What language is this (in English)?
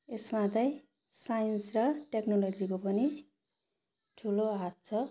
Nepali